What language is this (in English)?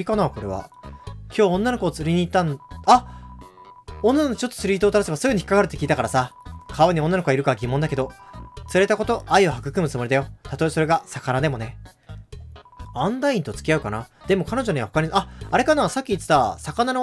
Japanese